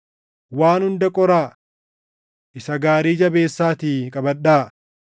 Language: Oromo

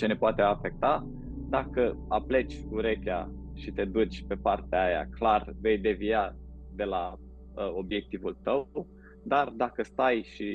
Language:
Romanian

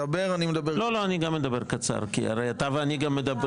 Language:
Hebrew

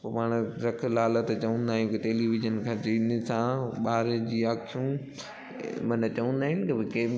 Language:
Sindhi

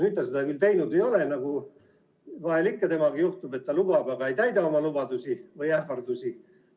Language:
Estonian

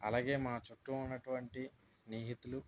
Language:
Telugu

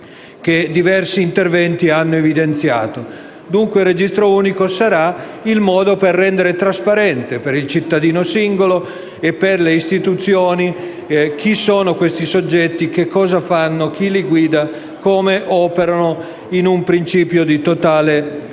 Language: Italian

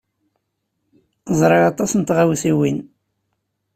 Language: Kabyle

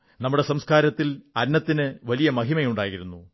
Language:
Malayalam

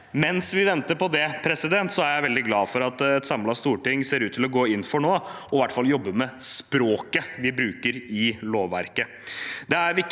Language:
Norwegian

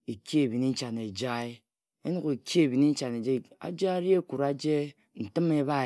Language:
Ejagham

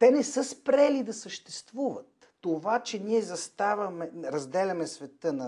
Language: Bulgarian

